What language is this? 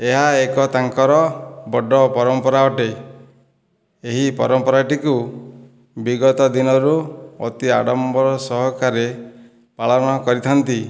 Odia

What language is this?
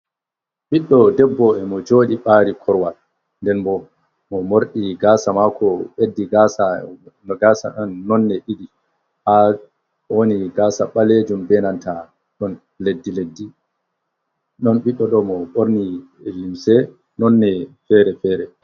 Fula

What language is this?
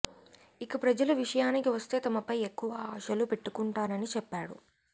Telugu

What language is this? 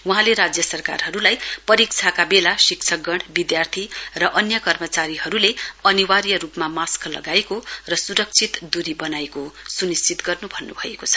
Nepali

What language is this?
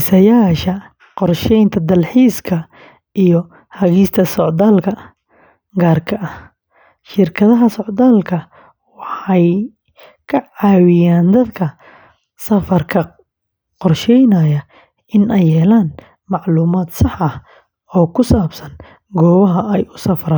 Somali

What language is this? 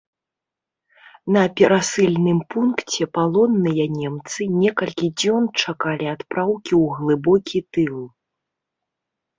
Belarusian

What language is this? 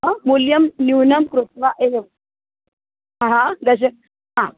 Sanskrit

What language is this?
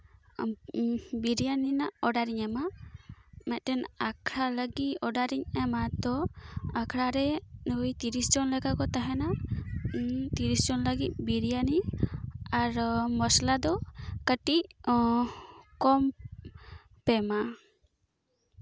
Santali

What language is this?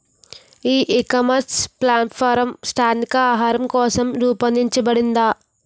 Telugu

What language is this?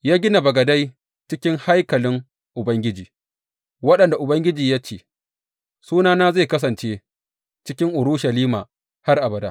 Hausa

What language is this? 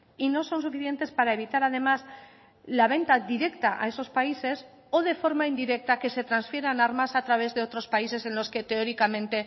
Spanish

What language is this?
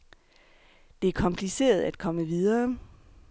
Danish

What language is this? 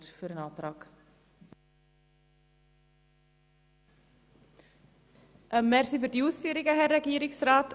Swiss German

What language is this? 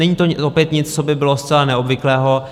Czech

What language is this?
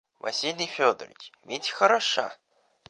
Russian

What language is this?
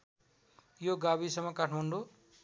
Nepali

